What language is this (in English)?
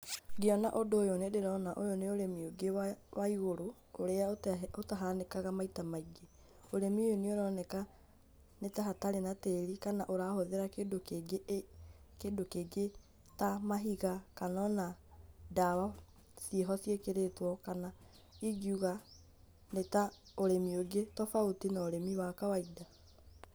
Kikuyu